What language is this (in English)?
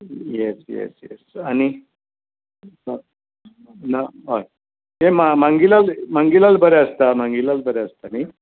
Konkani